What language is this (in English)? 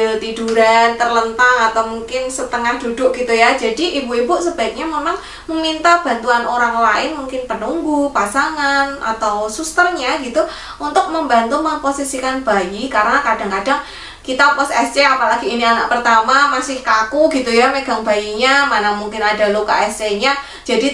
Indonesian